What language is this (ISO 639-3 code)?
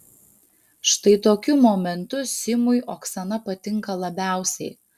lit